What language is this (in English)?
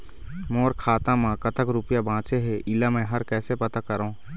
Chhattisgarhi